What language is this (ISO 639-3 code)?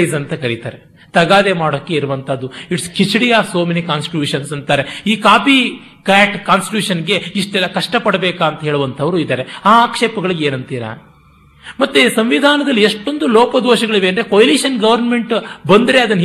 kan